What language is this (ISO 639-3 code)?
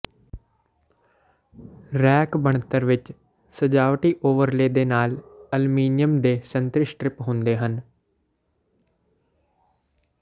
pan